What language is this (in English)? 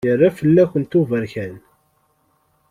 Kabyle